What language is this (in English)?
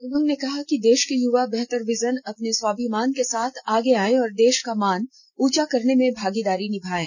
Hindi